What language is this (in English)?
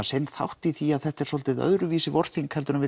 Icelandic